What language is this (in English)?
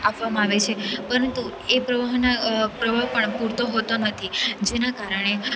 Gujarati